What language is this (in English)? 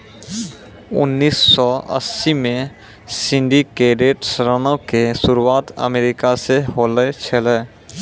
Maithili